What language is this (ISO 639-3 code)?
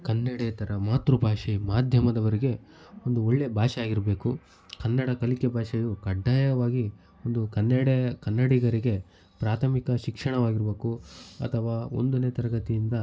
kan